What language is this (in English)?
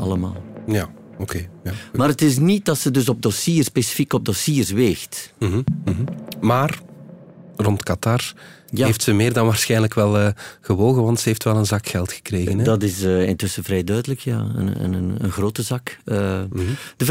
Dutch